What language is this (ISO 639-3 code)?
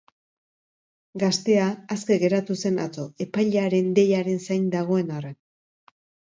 eus